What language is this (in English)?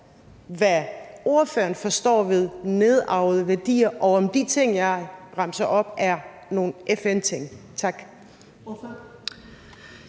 Danish